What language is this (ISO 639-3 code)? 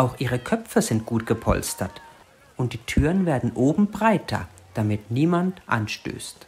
deu